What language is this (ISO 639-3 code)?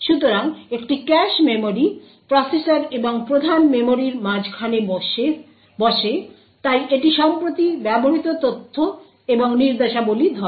ben